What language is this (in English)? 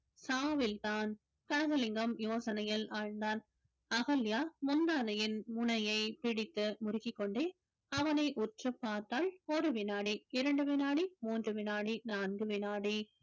Tamil